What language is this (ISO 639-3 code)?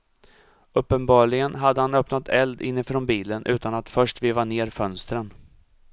swe